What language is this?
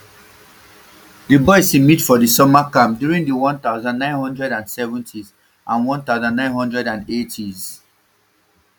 Nigerian Pidgin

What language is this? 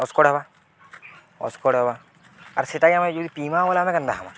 Odia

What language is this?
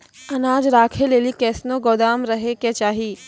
Maithili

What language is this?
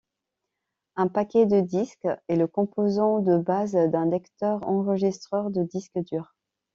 French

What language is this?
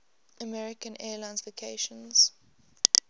English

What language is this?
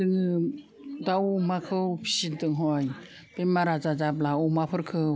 Bodo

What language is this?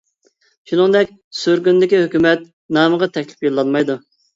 Uyghur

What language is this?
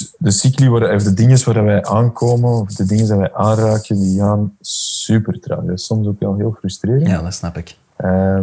Dutch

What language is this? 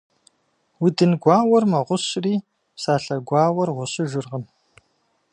Kabardian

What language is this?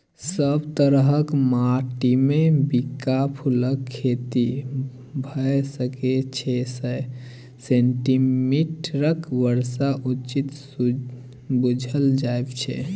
Maithili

